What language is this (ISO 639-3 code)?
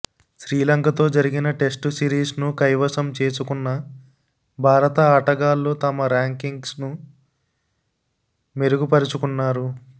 tel